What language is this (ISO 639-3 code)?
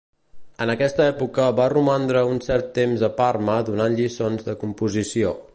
cat